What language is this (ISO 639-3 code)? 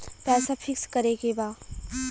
bho